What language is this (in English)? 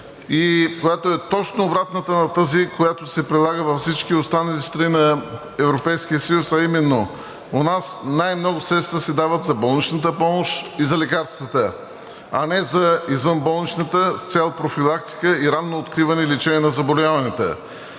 Bulgarian